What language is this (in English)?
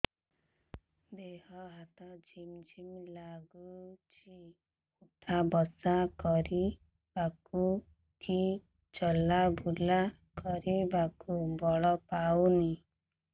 Odia